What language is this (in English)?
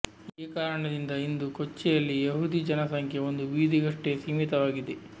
Kannada